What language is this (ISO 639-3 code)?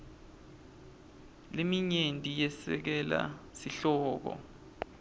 ssw